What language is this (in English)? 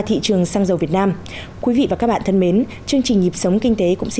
Vietnamese